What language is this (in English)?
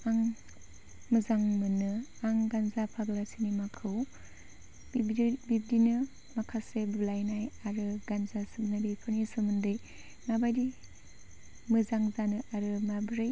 Bodo